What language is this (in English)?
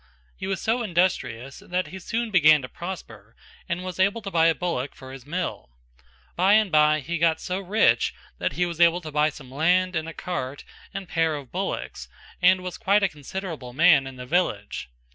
English